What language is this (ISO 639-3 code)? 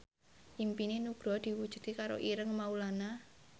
jav